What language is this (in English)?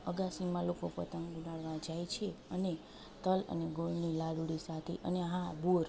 Gujarati